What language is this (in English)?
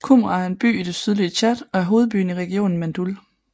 Danish